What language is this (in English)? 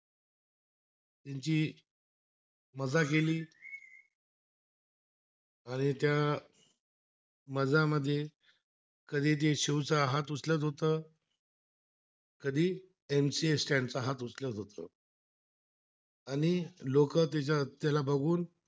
Marathi